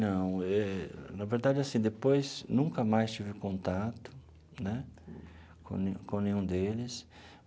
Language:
Portuguese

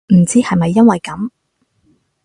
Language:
Cantonese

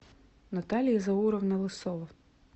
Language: Russian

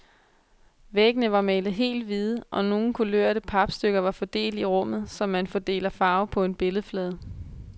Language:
Danish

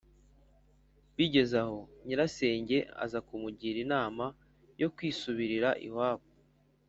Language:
Kinyarwanda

